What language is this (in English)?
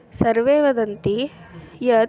Sanskrit